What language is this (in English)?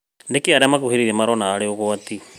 Kikuyu